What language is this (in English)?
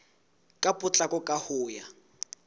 Southern Sotho